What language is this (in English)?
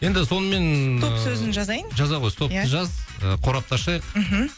Kazakh